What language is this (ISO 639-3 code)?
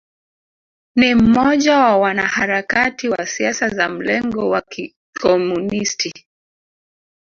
swa